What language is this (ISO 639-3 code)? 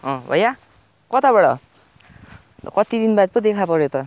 nep